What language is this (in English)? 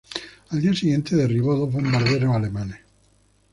Spanish